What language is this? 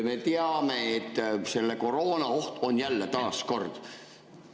Estonian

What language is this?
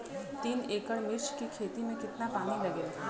Bhojpuri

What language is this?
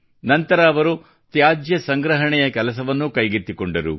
Kannada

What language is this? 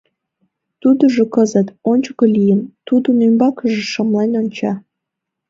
Mari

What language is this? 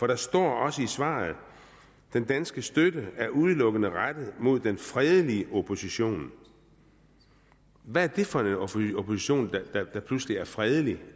Danish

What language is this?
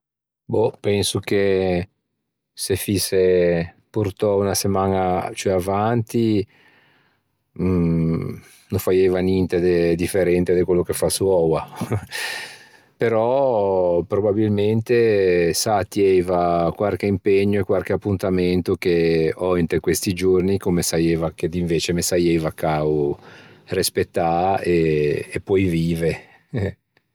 Ligurian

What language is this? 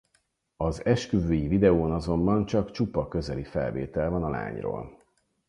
Hungarian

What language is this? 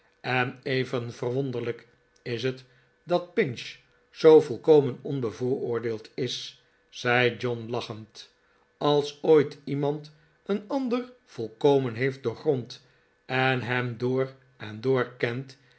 Dutch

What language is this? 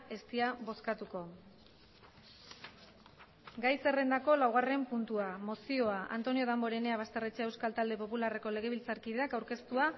Basque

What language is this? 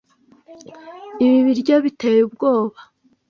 Kinyarwanda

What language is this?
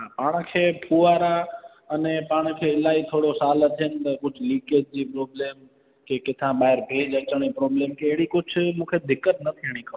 Sindhi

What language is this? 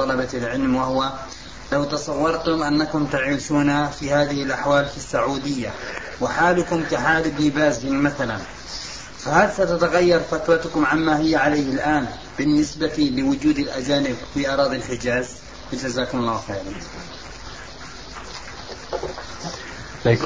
Arabic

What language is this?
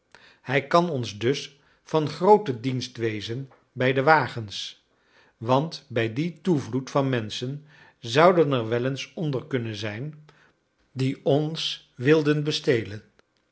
Dutch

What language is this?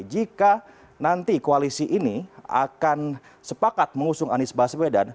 Indonesian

